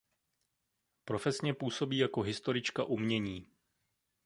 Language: Czech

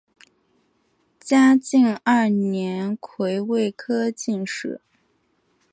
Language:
Chinese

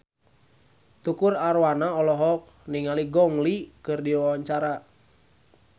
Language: Sundanese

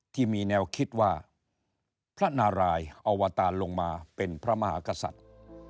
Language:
Thai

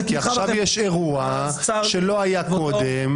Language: Hebrew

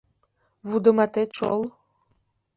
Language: Mari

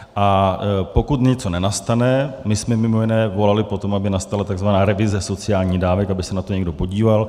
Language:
Czech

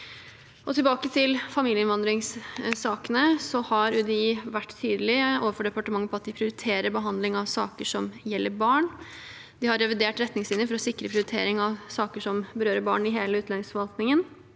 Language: Norwegian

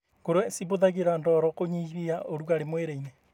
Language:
Kikuyu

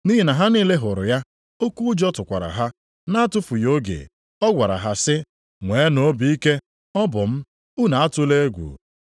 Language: Igbo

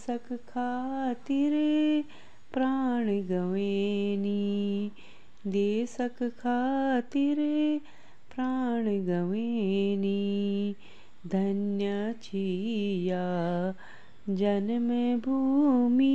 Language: Hindi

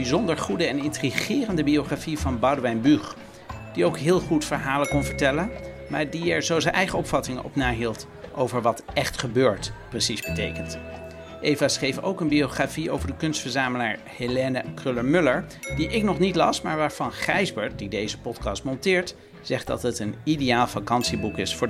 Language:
Dutch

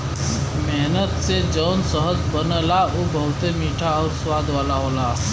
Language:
Bhojpuri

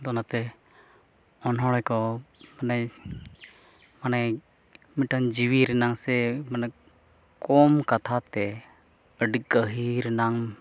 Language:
Santali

